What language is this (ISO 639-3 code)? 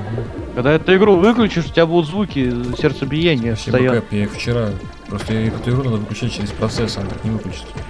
rus